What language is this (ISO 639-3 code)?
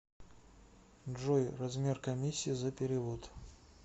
rus